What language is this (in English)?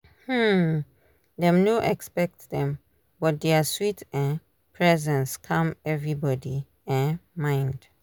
Nigerian Pidgin